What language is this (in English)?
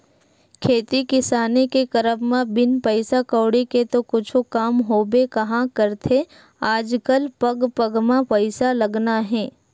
Chhattisgarhi